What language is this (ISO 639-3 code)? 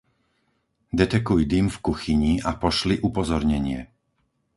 slk